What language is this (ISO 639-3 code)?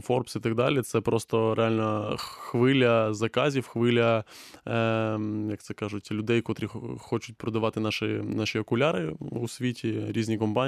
ukr